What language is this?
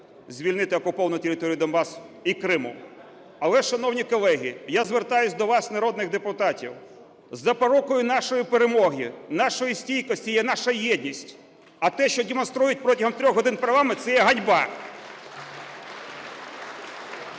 Ukrainian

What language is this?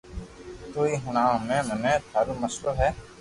Loarki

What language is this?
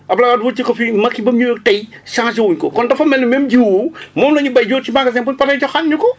Wolof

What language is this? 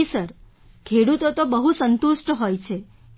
Gujarati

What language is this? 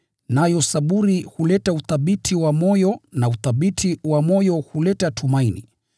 Swahili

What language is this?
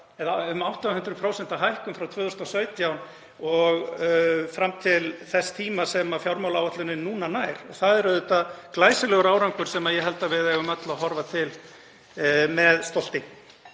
Icelandic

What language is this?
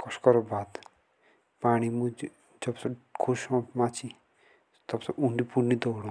Jaunsari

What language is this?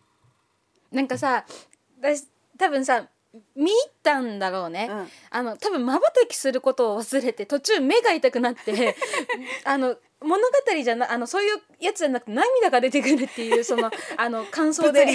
Japanese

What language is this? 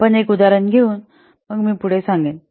Marathi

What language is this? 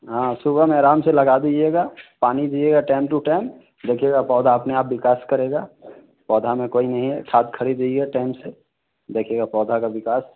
Hindi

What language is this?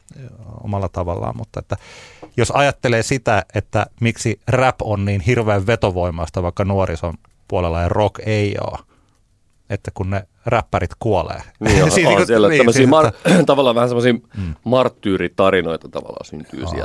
Finnish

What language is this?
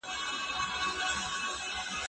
Pashto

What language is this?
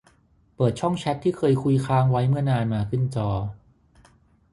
Thai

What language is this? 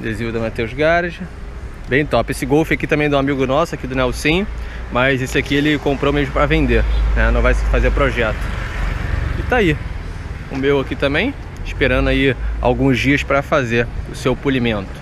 Portuguese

